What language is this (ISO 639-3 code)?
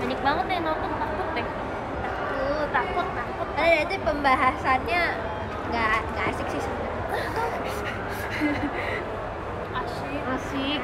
ind